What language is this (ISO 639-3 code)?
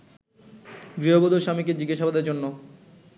ben